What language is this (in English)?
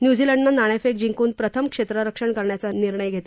Marathi